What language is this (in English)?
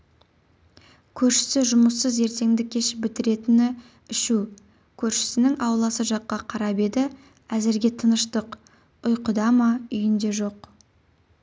Kazakh